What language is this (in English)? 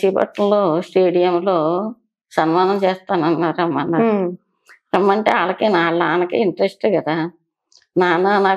Telugu